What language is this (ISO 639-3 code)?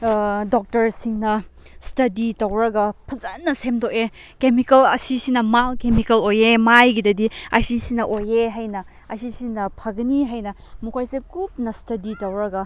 mni